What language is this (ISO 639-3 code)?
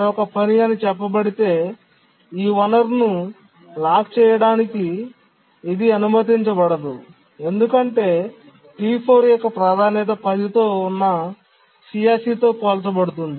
tel